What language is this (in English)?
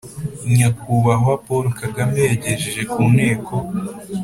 Kinyarwanda